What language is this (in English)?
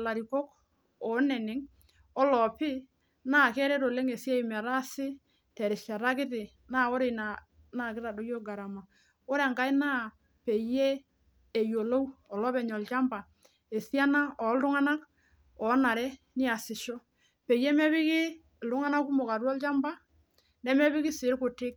Masai